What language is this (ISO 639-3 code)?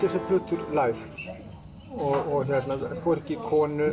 isl